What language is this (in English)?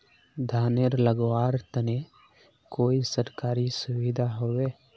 Magahi